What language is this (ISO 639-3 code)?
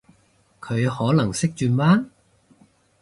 yue